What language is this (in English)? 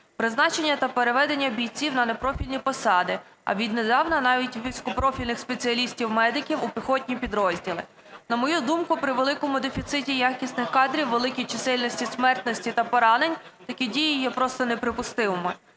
Ukrainian